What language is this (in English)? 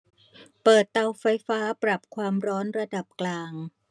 Thai